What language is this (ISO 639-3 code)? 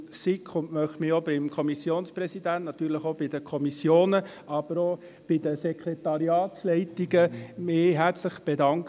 gsw